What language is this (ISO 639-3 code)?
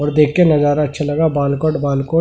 hin